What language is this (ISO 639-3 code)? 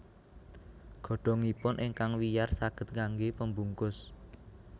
jav